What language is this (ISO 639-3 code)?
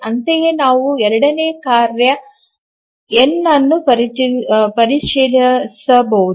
kan